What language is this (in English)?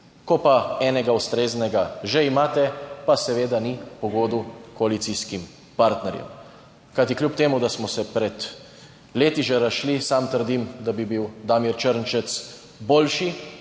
Slovenian